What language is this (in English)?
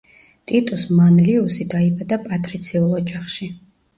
Georgian